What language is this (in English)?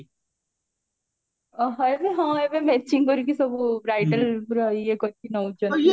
Odia